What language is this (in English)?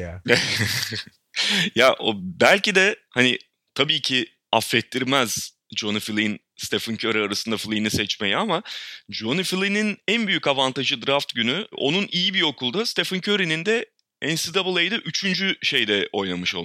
Turkish